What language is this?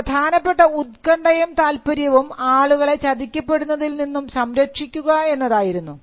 Malayalam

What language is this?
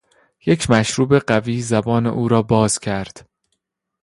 Persian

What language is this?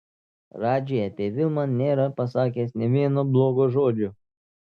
Lithuanian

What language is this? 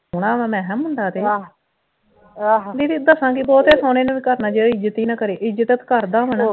Punjabi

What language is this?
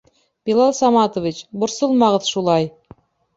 Bashkir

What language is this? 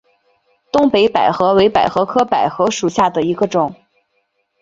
Chinese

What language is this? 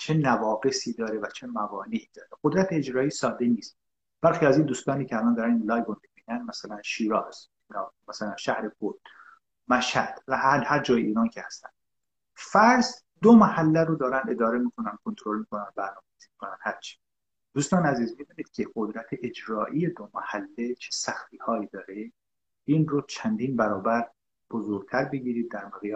Persian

